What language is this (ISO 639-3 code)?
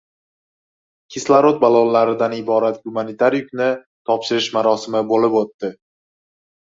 uzb